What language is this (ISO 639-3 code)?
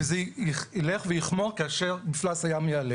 heb